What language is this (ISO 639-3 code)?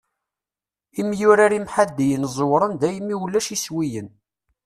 kab